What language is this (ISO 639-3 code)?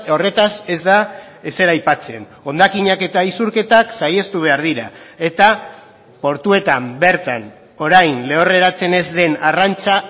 eus